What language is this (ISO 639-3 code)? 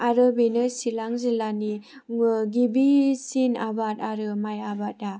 brx